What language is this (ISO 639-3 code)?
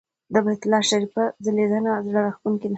pus